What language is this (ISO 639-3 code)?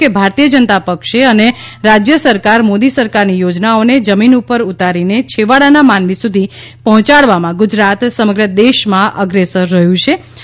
guj